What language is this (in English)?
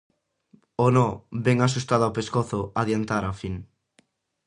Galician